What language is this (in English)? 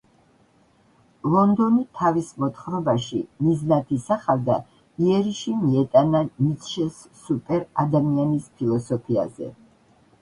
Georgian